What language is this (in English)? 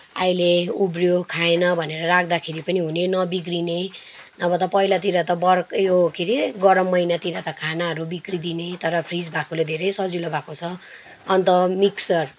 Nepali